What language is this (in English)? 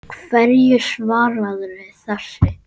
Icelandic